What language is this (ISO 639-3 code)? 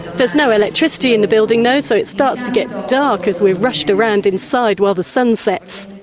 eng